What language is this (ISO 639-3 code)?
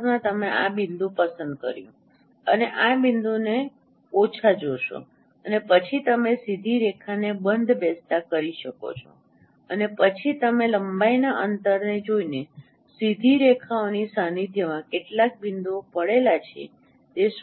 guj